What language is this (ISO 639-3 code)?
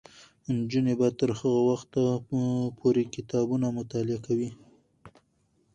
pus